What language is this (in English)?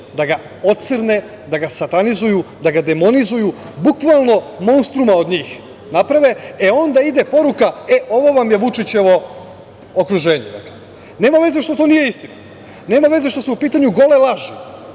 Serbian